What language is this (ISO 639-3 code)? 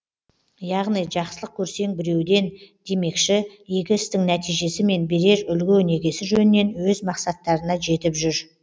kaz